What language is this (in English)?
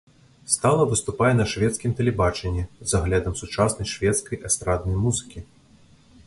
Belarusian